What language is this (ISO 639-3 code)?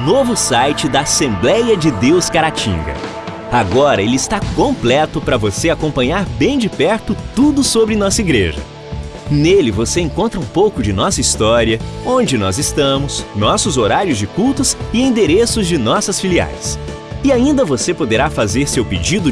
por